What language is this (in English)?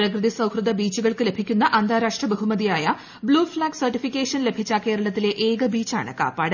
Malayalam